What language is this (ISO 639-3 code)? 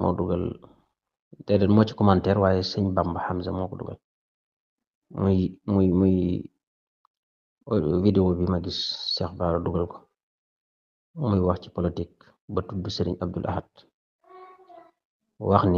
ara